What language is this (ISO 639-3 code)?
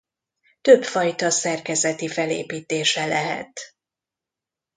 hun